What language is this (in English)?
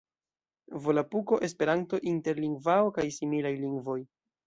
Esperanto